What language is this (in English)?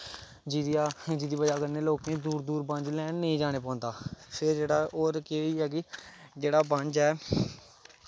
Dogri